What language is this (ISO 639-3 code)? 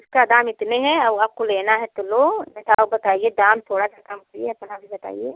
hin